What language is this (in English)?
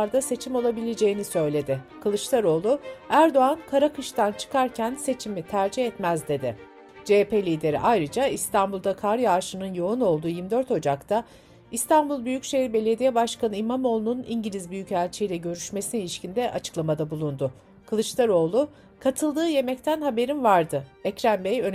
Turkish